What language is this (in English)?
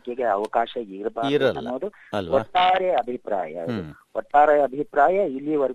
Kannada